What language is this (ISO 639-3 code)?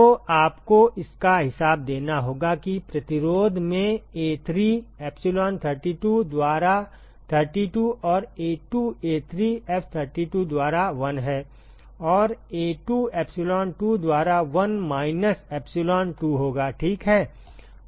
hin